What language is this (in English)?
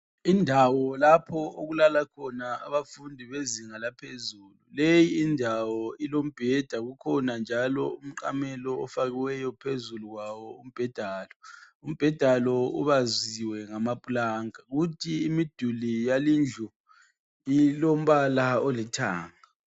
North Ndebele